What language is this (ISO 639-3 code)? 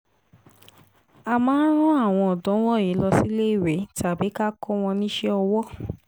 yor